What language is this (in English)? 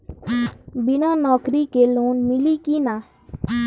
Bhojpuri